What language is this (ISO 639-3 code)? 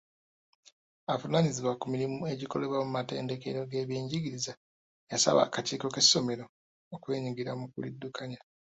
lug